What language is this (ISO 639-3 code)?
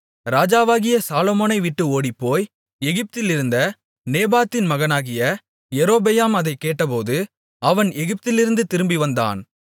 tam